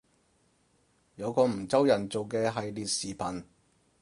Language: Cantonese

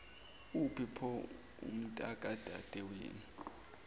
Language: Zulu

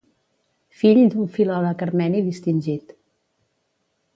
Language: Catalan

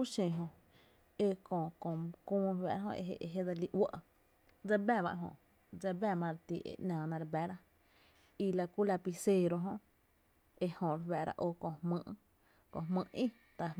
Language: Tepinapa Chinantec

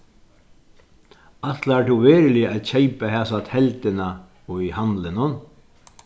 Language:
Faroese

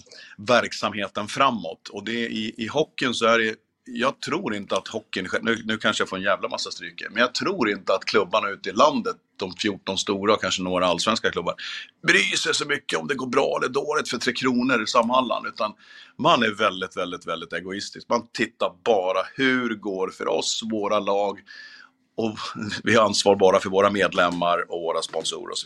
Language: Swedish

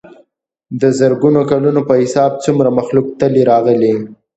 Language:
Pashto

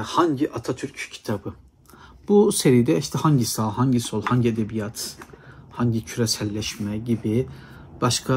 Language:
Turkish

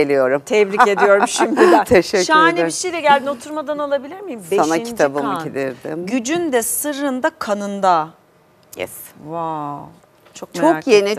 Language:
Turkish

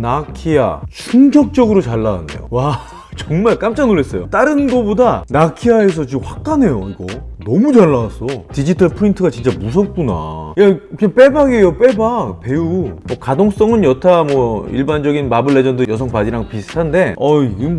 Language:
Korean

